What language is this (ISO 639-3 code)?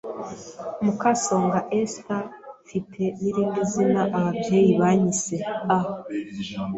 kin